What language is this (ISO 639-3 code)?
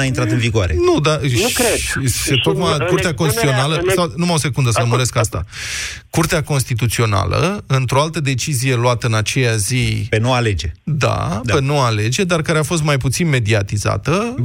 ron